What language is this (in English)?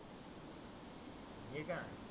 Marathi